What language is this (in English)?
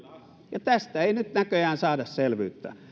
Finnish